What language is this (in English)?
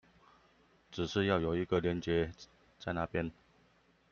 Chinese